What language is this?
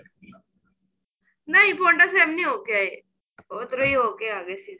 Punjabi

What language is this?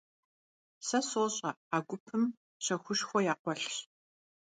Kabardian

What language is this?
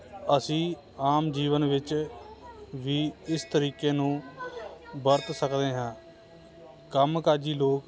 Punjabi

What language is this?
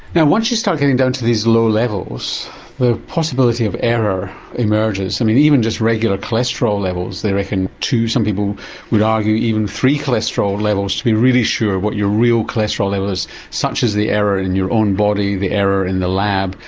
English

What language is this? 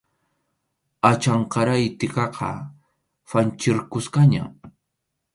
Arequipa-La Unión Quechua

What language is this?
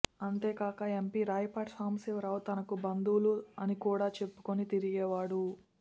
Telugu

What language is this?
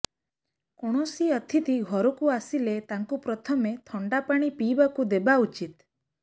Odia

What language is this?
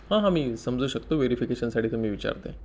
Marathi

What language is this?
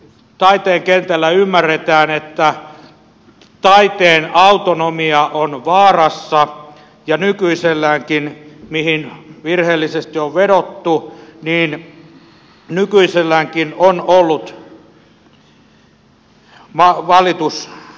Finnish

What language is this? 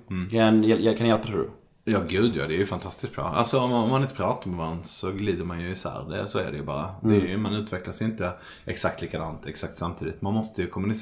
Swedish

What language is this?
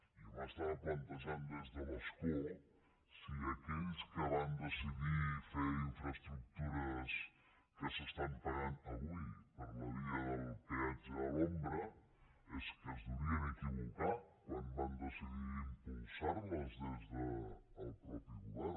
Catalan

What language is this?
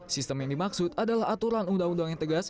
Indonesian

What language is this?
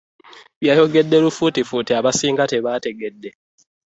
Ganda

